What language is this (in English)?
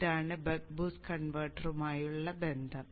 Malayalam